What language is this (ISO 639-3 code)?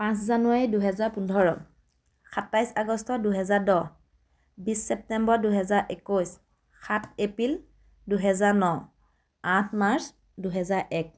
asm